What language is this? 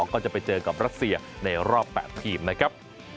Thai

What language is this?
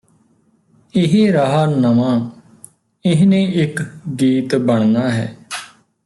Punjabi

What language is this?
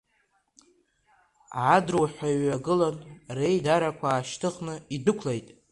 Abkhazian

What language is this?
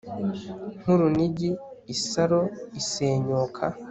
Kinyarwanda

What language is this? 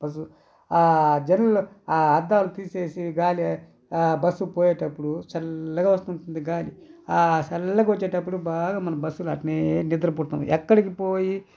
Telugu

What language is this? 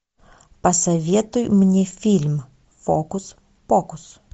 Russian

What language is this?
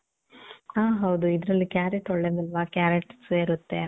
Kannada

